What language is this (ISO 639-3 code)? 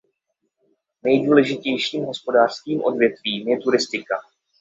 ces